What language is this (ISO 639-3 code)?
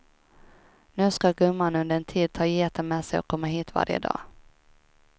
swe